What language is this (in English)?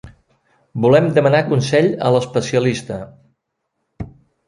Catalan